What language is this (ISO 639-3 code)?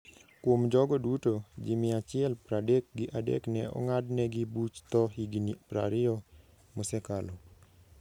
luo